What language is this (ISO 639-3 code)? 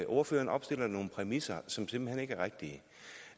dan